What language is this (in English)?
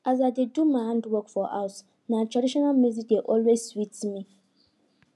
Nigerian Pidgin